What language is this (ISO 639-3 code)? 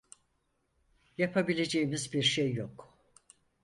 tur